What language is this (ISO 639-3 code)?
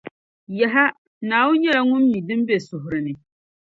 dag